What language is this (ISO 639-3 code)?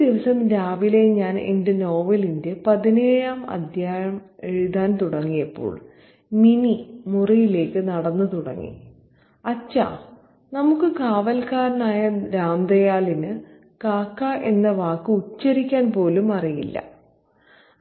mal